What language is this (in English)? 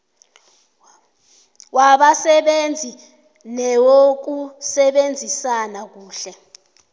South Ndebele